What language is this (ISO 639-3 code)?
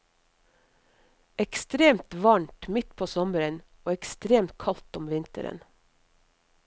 nor